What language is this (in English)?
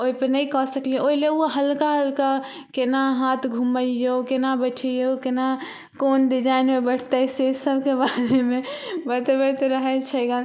Maithili